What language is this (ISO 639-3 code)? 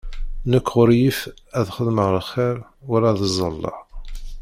kab